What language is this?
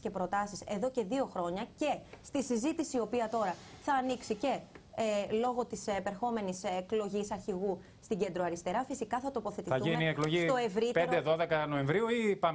Greek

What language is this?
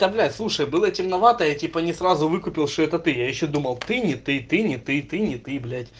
Russian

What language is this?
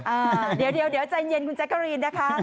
Thai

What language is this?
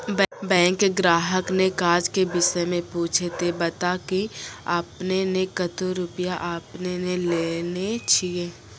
Maithili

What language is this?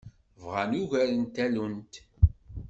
Kabyle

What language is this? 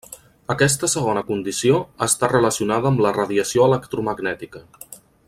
Catalan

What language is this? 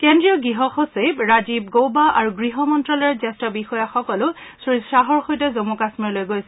Assamese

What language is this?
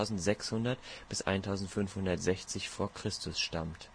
German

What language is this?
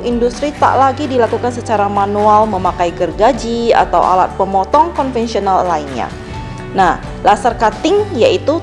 Indonesian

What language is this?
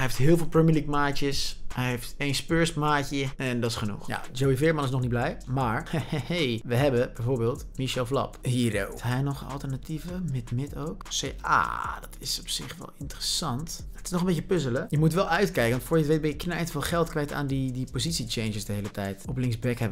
Dutch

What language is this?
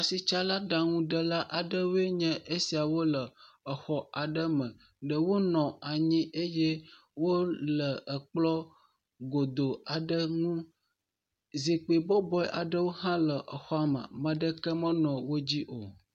Ewe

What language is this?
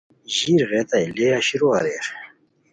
Khowar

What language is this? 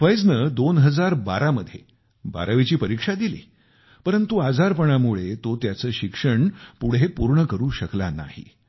Marathi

